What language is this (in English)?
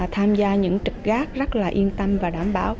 Vietnamese